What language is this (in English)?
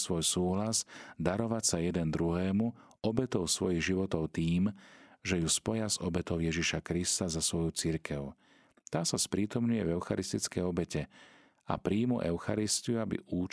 Slovak